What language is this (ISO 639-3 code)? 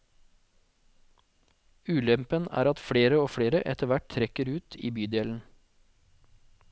nor